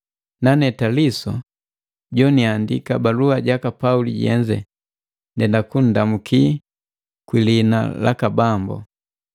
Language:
Matengo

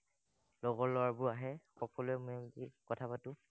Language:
Assamese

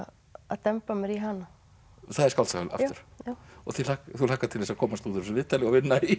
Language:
Icelandic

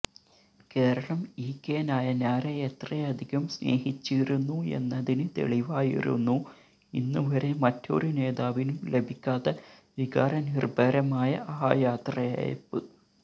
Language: Malayalam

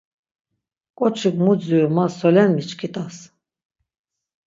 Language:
Laz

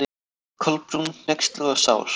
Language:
Icelandic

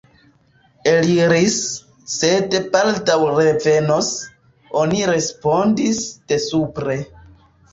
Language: Esperanto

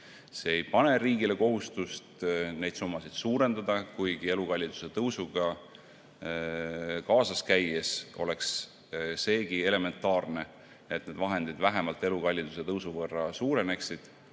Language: Estonian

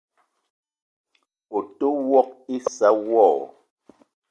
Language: Eton (Cameroon)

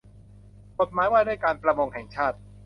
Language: Thai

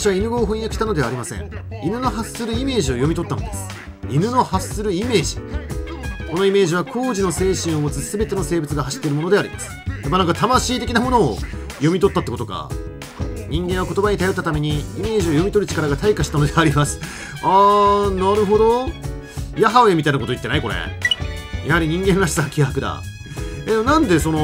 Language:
Japanese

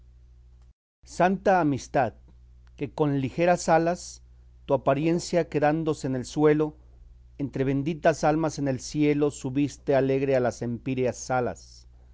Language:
Spanish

